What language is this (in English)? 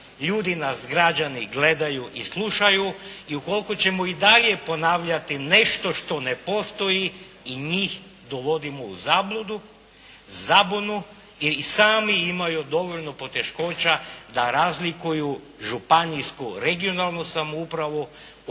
Croatian